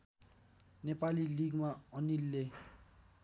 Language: Nepali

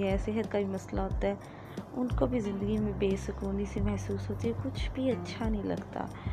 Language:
Urdu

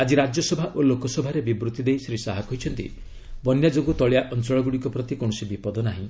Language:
Odia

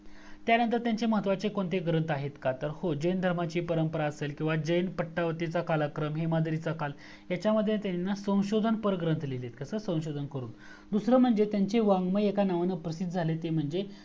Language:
Marathi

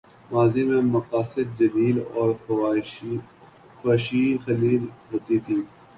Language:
Urdu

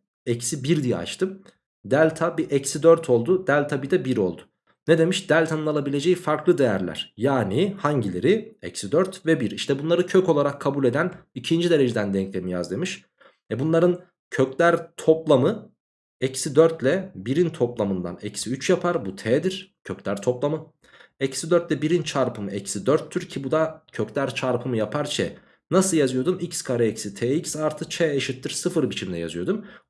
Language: Turkish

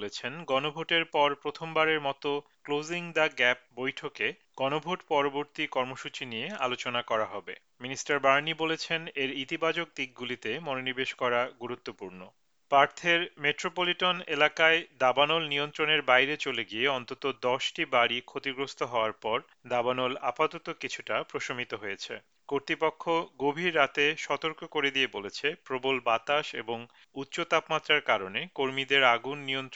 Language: Bangla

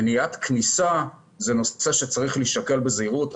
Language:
Hebrew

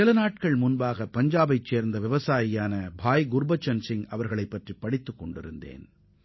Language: Tamil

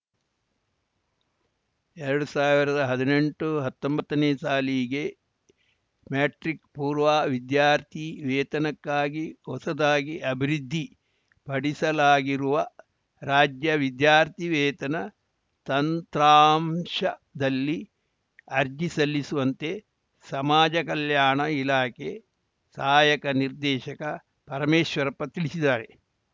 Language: Kannada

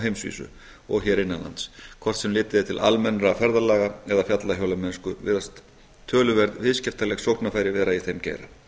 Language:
Icelandic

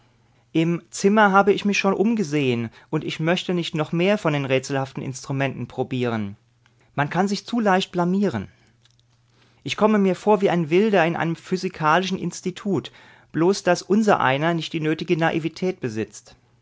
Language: German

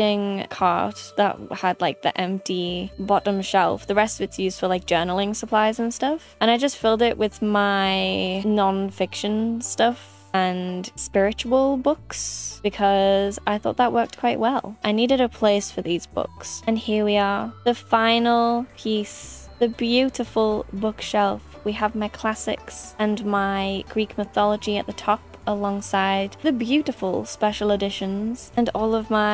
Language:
English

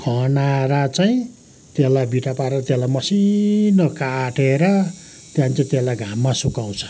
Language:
Nepali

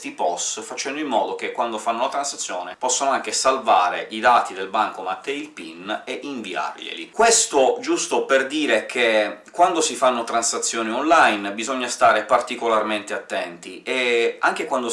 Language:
Italian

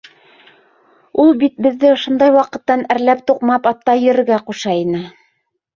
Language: Bashkir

